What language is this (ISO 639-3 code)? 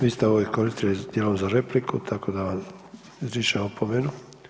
hrv